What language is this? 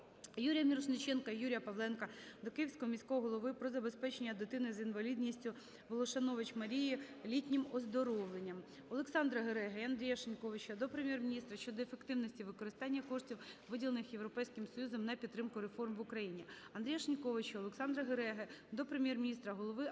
Ukrainian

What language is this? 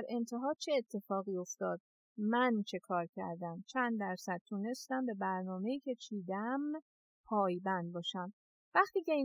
Persian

